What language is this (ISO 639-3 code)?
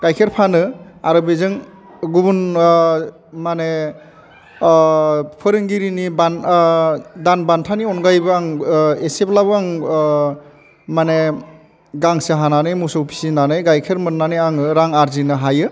brx